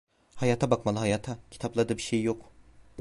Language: Turkish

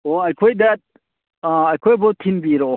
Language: Manipuri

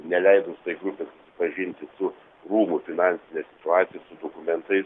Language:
Lithuanian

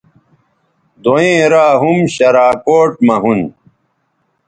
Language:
Bateri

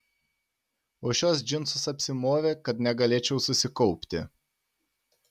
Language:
Lithuanian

